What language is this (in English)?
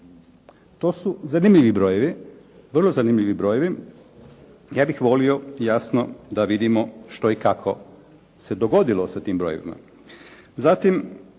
Croatian